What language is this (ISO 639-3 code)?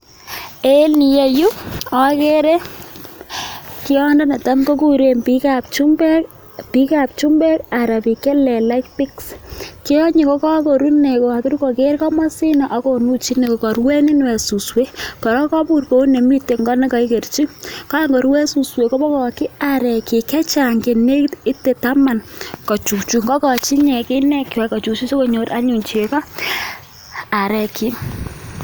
kln